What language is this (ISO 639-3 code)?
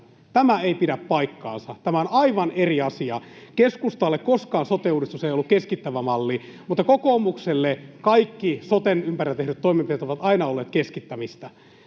fin